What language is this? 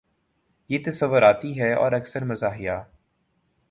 Urdu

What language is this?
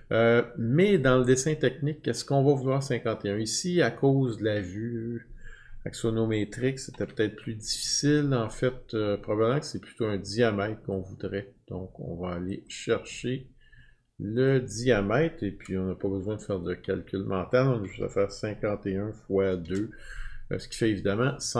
French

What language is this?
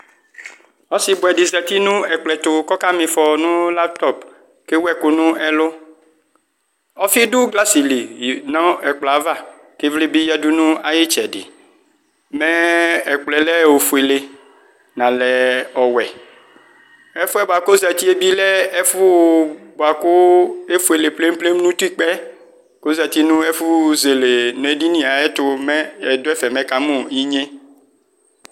Ikposo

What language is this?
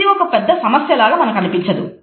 Telugu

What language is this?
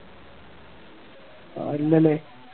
Malayalam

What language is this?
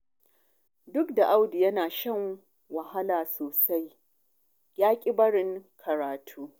Hausa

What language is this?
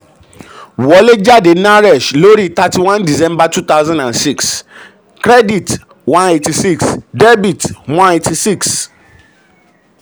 Yoruba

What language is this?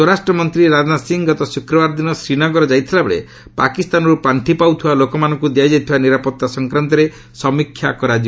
Odia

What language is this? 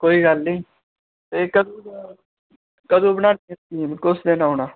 Dogri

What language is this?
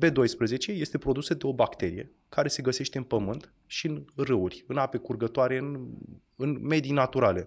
Romanian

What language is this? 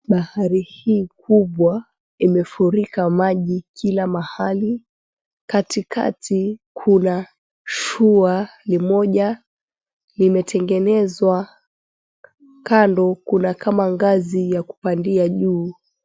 Swahili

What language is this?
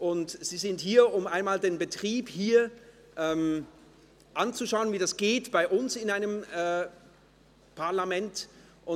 Swiss German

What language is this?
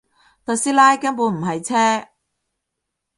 Cantonese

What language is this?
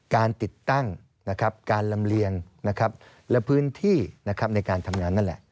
Thai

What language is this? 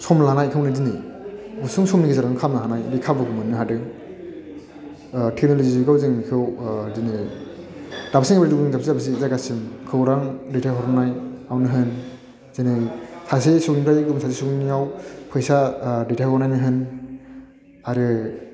Bodo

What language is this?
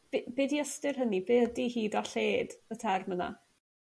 Welsh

